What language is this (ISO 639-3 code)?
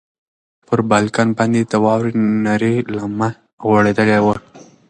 pus